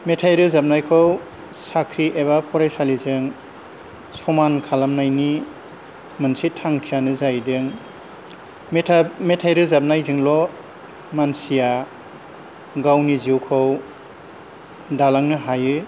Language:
Bodo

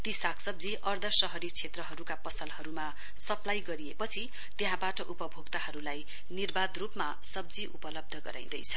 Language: Nepali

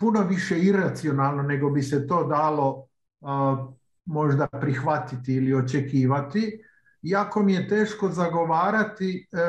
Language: Croatian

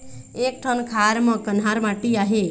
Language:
Chhattisgarhi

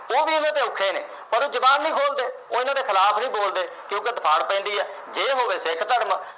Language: Punjabi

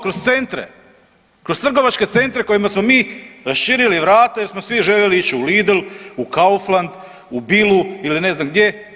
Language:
Croatian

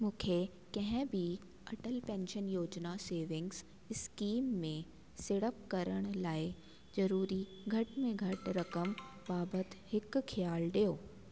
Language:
Sindhi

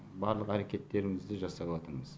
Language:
Kazakh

